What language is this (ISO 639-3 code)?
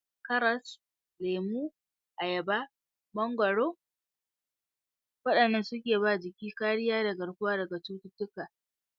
hau